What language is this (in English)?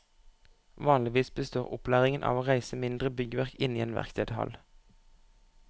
Norwegian